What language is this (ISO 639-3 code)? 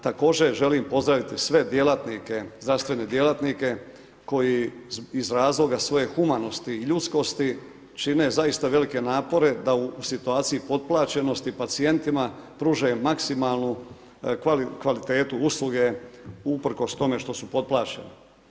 hrv